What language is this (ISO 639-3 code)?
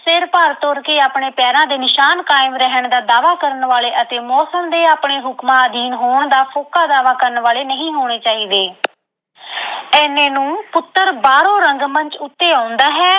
pan